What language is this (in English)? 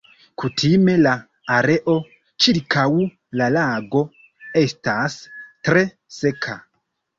Esperanto